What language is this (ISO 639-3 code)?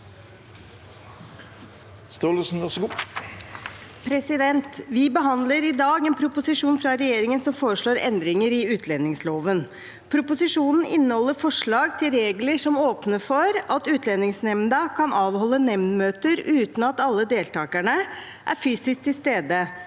nor